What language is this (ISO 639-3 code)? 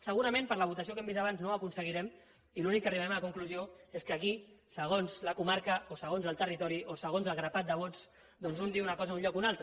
cat